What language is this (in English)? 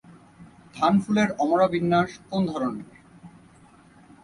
Bangla